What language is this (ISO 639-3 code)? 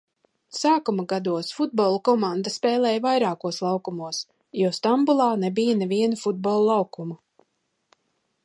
lav